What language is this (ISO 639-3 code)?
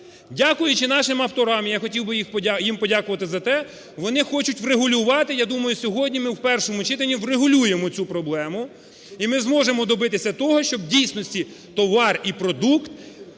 ukr